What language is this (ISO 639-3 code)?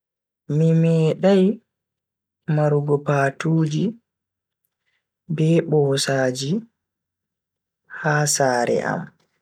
fui